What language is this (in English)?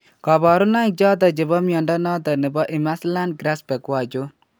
Kalenjin